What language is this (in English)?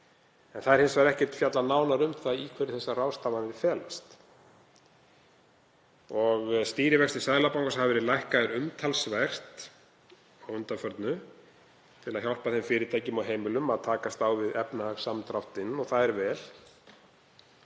Icelandic